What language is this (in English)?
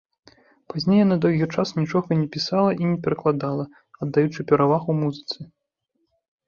Belarusian